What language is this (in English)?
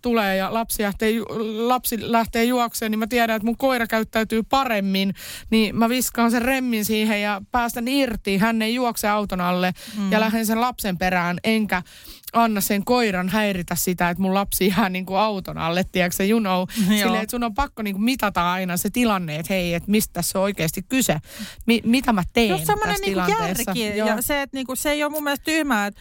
Finnish